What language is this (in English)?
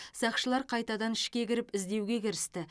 Kazakh